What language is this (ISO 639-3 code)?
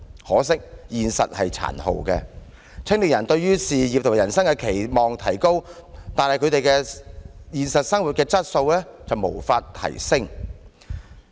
yue